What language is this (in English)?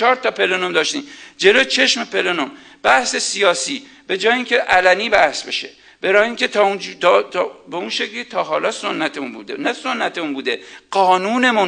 Persian